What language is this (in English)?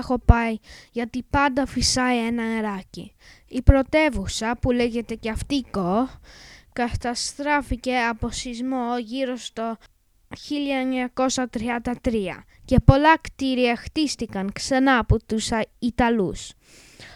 Greek